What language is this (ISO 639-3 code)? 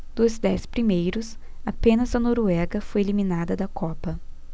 por